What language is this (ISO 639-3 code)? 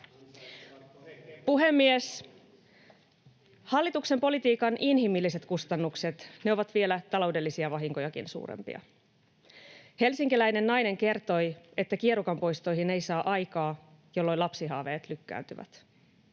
fin